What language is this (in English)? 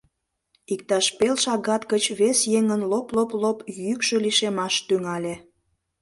Mari